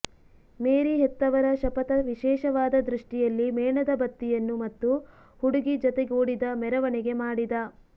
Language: Kannada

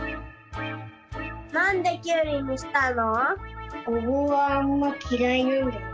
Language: Japanese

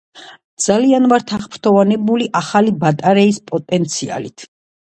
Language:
Georgian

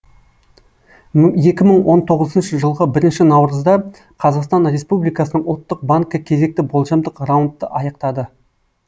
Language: Kazakh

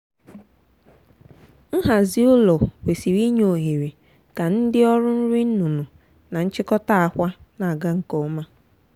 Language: Igbo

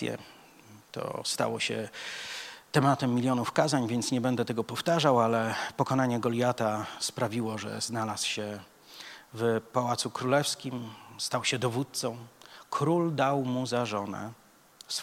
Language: Polish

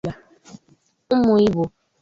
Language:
Igbo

